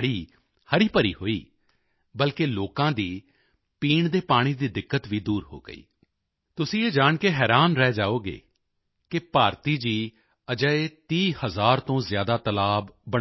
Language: Punjabi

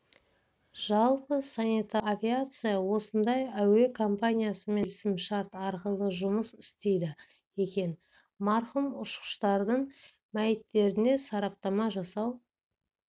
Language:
Kazakh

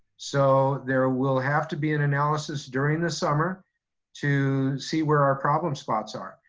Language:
English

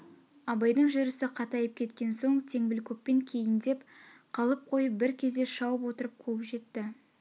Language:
Kazakh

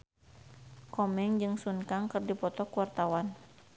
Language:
Sundanese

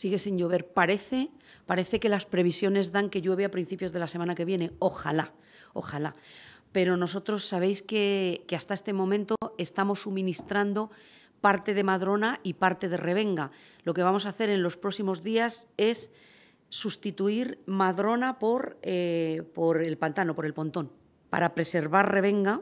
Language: Spanish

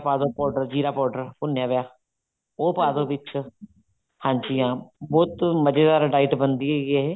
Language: Punjabi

